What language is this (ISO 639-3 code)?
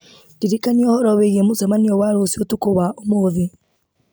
kik